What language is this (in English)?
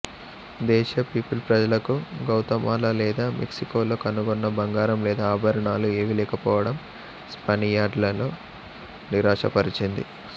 Telugu